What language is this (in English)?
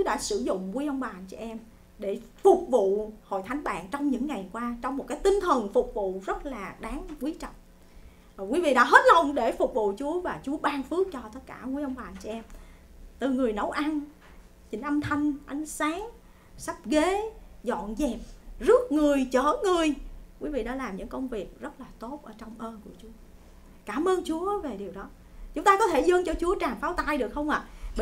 Vietnamese